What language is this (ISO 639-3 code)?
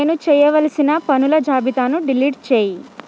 tel